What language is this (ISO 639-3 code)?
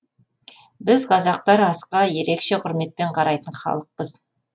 kaz